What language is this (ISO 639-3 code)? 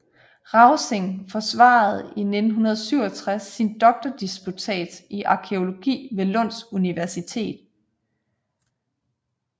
dan